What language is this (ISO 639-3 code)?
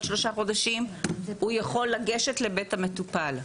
heb